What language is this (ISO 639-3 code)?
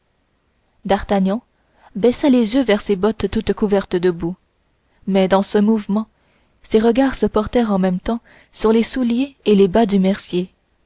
fra